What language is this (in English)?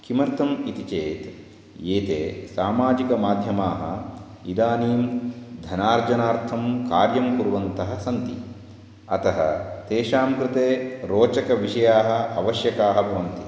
Sanskrit